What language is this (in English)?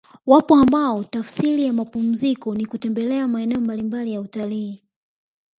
Swahili